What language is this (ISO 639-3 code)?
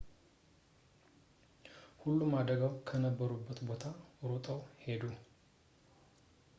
amh